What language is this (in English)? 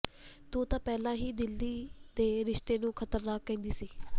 Punjabi